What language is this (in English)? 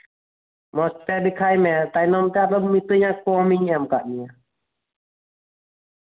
Santali